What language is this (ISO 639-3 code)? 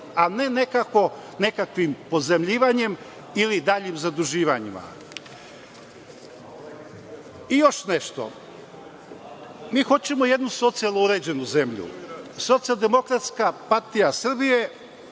srp